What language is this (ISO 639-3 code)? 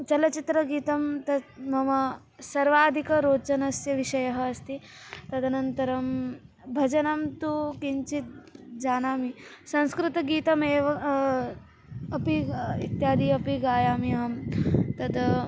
san